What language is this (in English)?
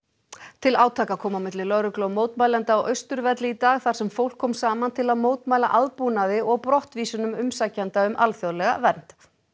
Icelandic